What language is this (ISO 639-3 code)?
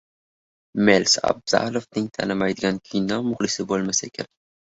uzb